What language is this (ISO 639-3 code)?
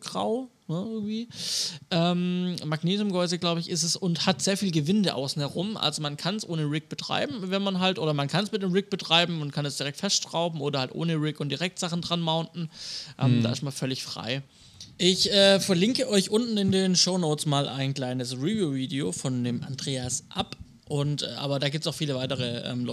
deu